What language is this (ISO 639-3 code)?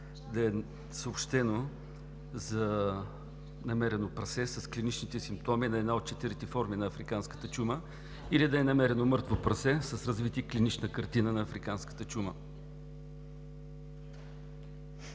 bul